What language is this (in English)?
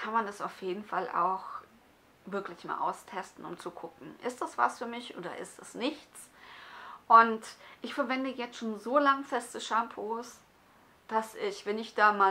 German